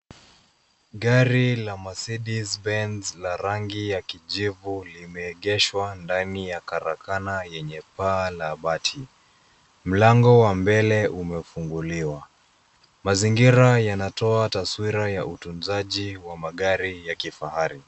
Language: Swahili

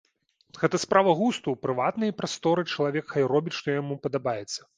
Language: Belarusian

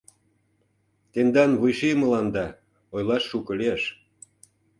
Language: Mari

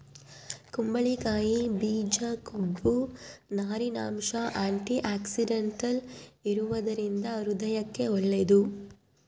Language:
Kannada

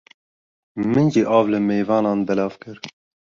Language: Kurdish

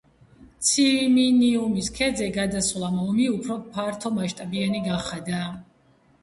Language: Georgian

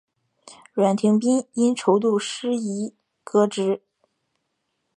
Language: Chinese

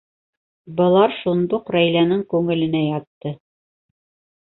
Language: Bashkir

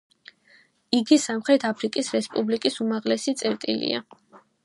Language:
Georgian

